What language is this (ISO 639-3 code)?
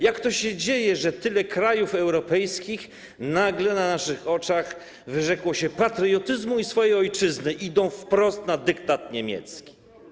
pol